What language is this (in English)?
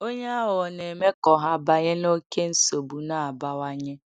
Igbo